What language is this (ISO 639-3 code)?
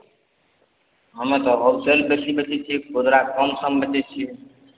mai